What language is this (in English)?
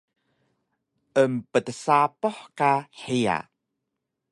Taroko